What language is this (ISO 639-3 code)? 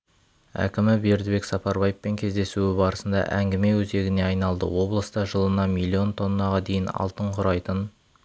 kaz